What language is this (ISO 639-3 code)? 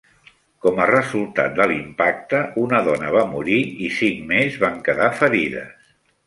cat